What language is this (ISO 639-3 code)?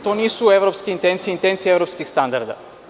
srp